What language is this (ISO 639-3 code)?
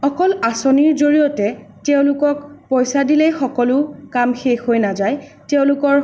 asm